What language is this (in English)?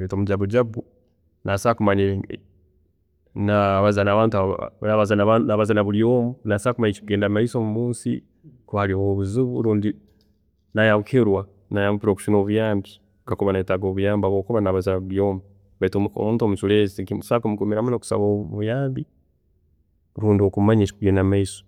Tooro